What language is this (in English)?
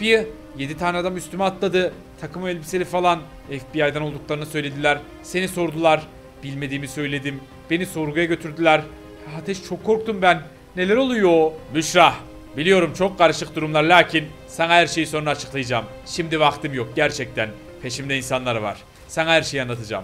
Turkish